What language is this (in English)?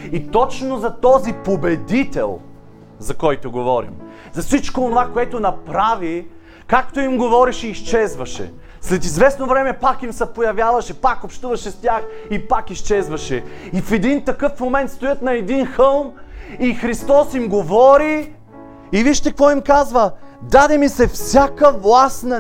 Bulgarian